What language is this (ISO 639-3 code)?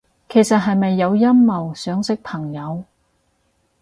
yue